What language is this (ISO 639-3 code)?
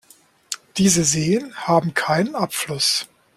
deu